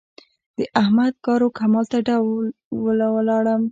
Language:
Pashto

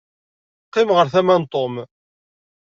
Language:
Kabyle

